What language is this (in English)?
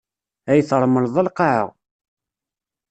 Kabyle